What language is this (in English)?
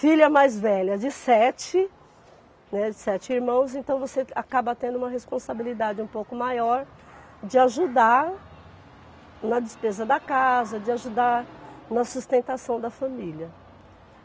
Portuguese